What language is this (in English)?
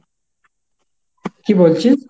Bangla